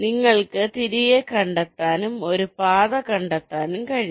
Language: Malayalam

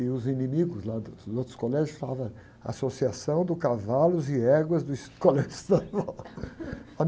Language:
Portuguese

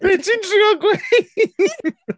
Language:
Welsh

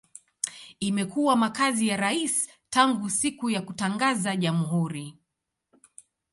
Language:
Swahili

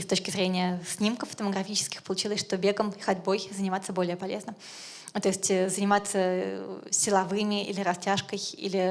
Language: Russian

